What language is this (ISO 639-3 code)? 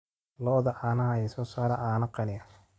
som